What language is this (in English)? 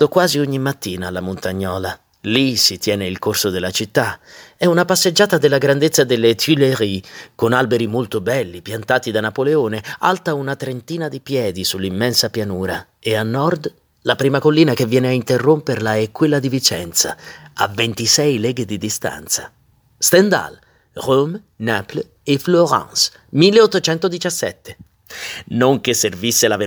Italian